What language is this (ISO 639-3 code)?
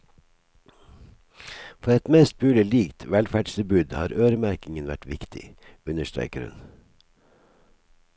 nor